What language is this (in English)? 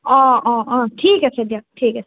Assamese